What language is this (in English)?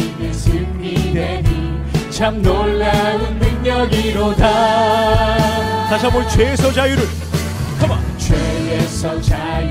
Korean